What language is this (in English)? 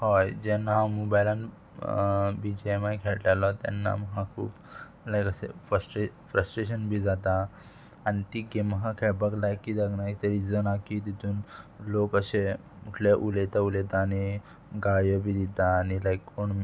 Konkani